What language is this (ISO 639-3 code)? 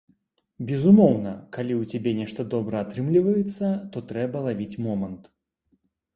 bel